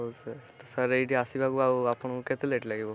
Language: Odia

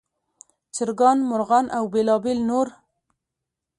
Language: Pashto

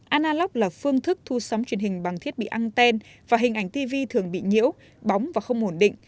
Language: Vietnamese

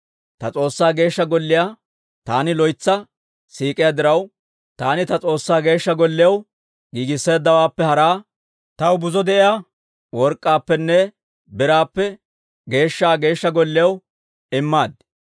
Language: Dawro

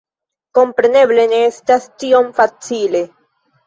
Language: Esperanto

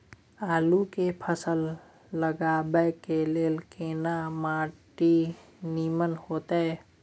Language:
Maithili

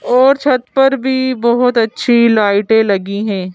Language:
Hindi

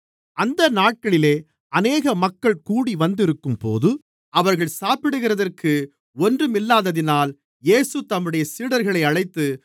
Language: Tamil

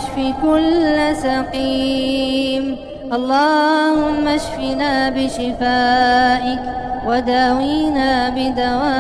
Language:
Arabic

